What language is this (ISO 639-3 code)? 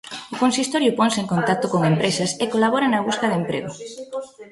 glg